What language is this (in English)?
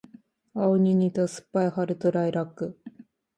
Japanese